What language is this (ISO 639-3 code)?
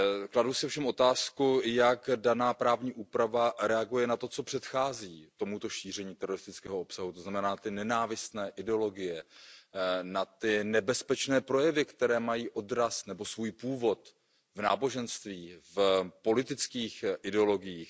ces